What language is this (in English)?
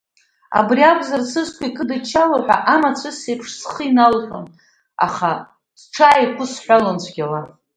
Abkhazian